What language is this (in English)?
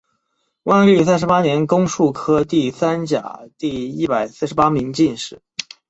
Chinese